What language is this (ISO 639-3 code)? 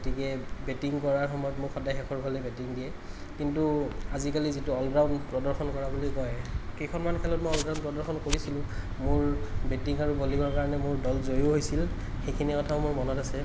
asm